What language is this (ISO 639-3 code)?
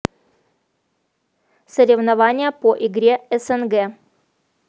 rus